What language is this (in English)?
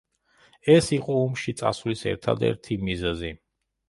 Georgian